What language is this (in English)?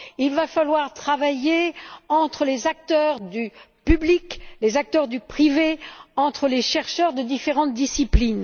French